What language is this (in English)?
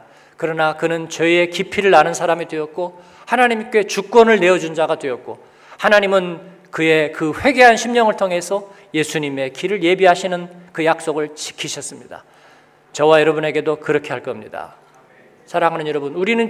Korean